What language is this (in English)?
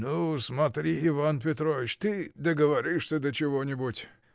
Russian